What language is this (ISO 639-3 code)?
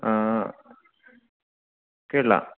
mal